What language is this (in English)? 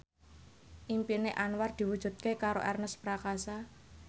Javanese